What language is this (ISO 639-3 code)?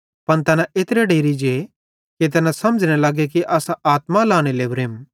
bhd